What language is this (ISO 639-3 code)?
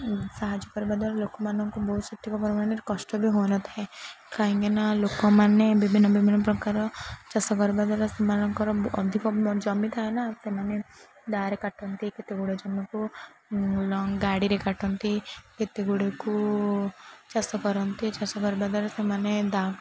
ori